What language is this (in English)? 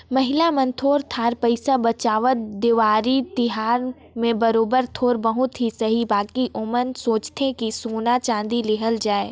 Chhattisgarhi